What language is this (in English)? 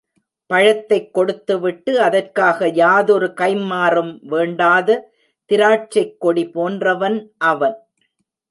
Tamil